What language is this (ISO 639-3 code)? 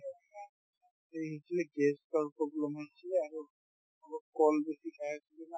asm